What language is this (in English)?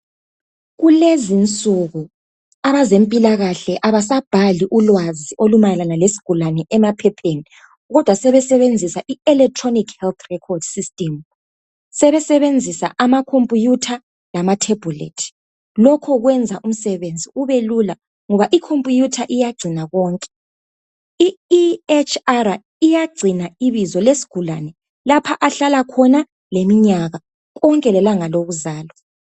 North Ndebele